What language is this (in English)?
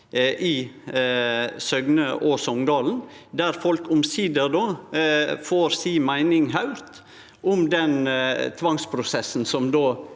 Norwegian